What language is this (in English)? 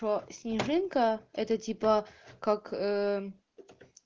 Russian